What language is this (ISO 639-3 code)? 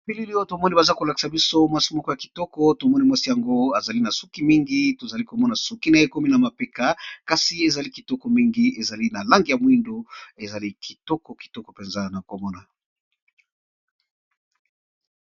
lin